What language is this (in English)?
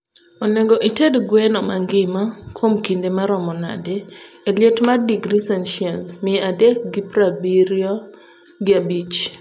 Luo (Kenya and Tanzania)